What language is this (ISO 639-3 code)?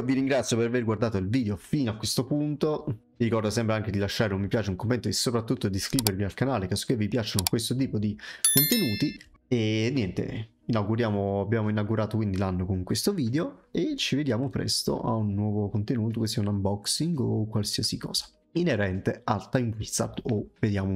ita